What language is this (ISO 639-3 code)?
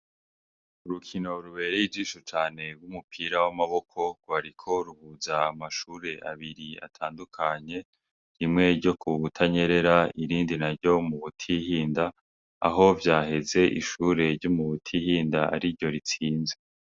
run